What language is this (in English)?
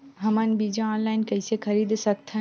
Chhattisgarhi